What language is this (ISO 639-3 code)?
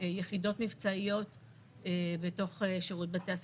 heb